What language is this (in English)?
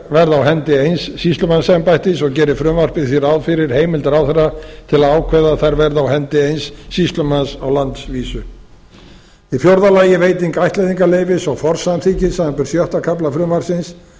Icelandic